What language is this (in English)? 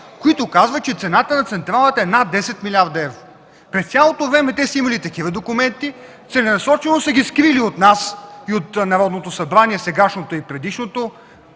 Bulgarian